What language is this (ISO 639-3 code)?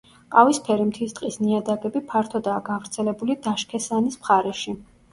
kat